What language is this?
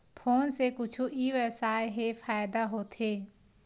Chhattisgarhi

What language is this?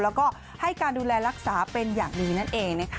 Thai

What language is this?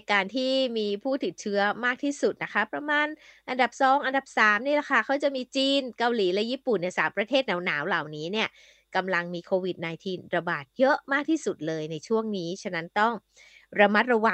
Thai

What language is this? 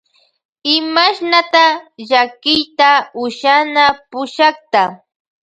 Loja Highland Quichua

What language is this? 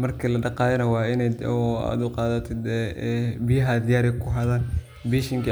Somali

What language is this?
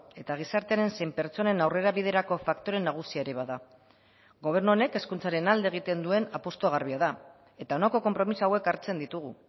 Basque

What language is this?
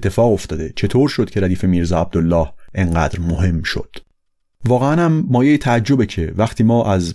Persian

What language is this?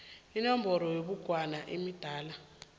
South Ndebele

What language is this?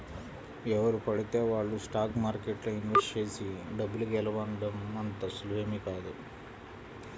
Telugu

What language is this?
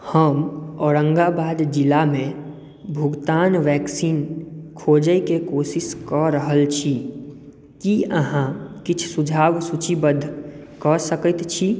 Maithili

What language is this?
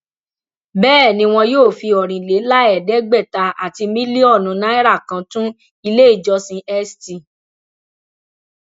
Yoruba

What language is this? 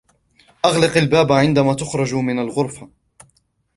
Arabic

